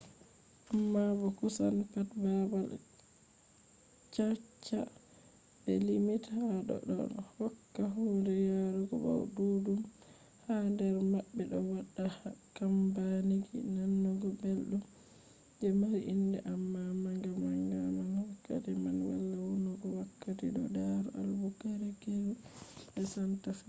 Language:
Fula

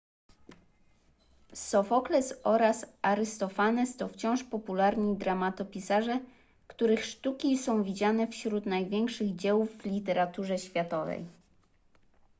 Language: Polish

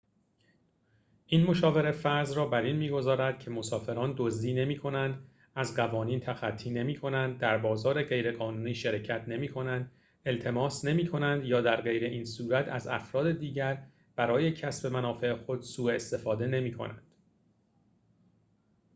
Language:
Persian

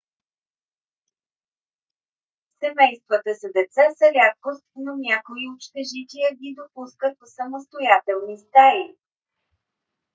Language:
Bulgarian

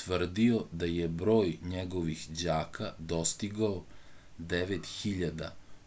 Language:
Serbian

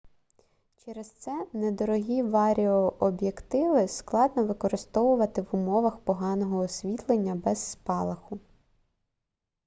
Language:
Ukrainian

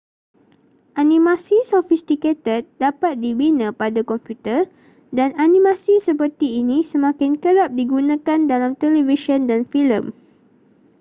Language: Malay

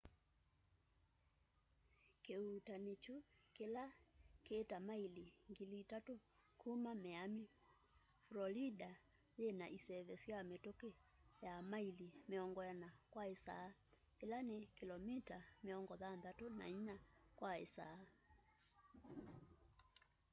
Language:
Kamba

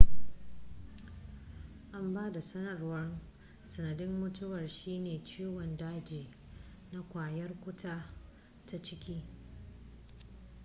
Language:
Hausa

